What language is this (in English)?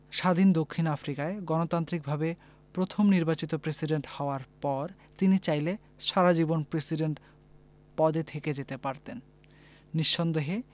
Bangla